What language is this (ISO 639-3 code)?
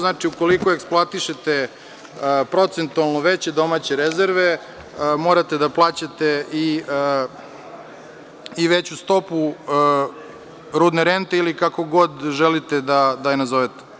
srp